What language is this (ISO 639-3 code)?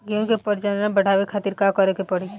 bho